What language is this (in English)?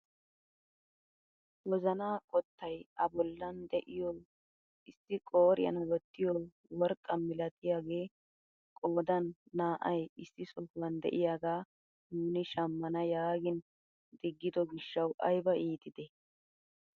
Wolaytta